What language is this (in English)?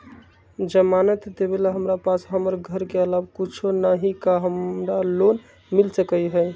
Magahi